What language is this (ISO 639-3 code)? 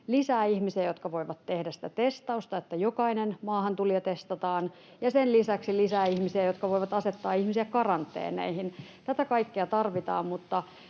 fin